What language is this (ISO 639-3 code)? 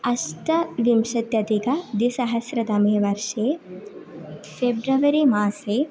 san